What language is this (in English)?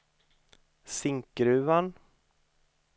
Swedish